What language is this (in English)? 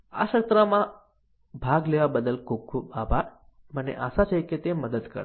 Gujarati